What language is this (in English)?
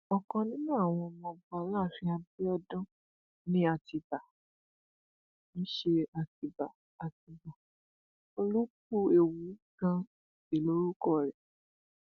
Yoruba